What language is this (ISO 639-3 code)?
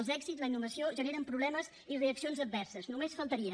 cat